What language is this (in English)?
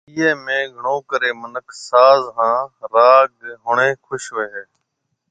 Marwari (Pakistan)